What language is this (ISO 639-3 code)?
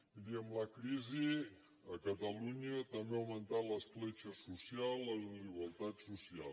cat